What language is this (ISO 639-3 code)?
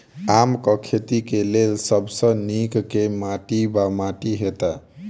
mai